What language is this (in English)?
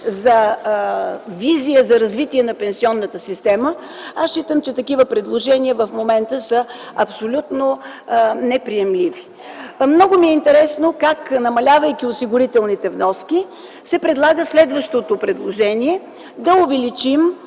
Bulgarian